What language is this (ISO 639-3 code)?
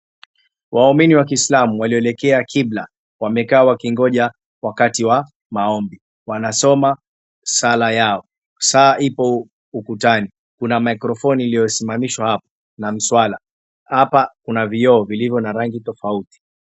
swa